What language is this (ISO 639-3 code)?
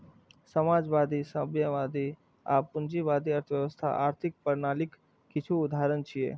mai